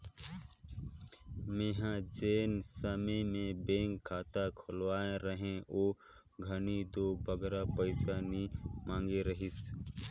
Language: Chhattisgarhi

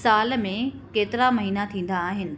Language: Sindhi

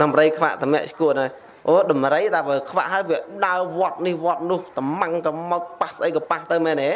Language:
Vietnamese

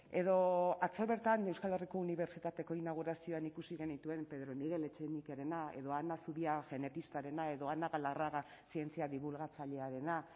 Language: Basque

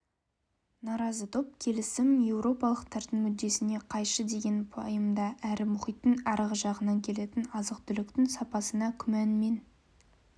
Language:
Kazakh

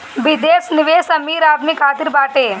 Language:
Bhojpuri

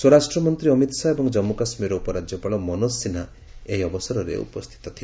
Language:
Odia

